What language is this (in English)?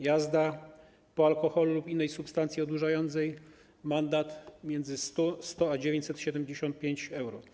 Polish